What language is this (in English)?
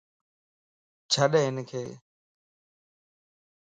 Lasi